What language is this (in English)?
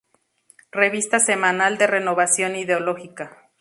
Spanish